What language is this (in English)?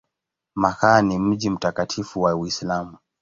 Swahili